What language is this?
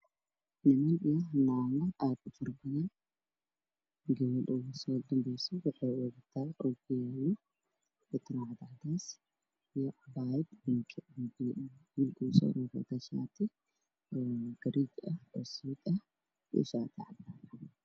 Somali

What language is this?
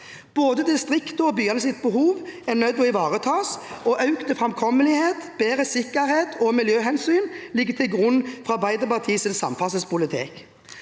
Norwegian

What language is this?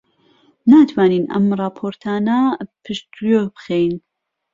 Central Kurdish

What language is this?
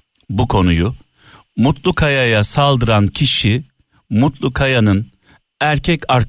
Turkish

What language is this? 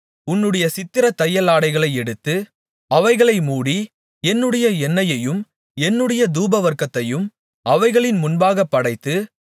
Tamil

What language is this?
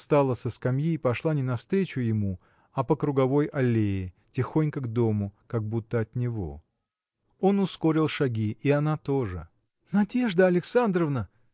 Russian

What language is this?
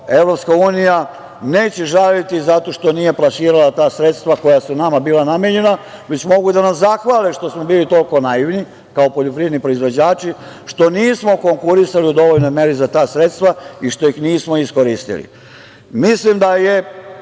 Serbian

